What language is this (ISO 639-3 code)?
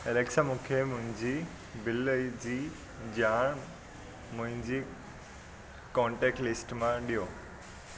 snd